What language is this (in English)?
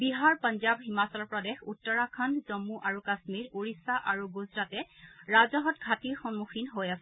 Assamese